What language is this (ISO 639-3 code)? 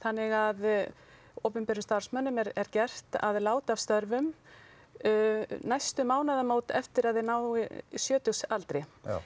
isl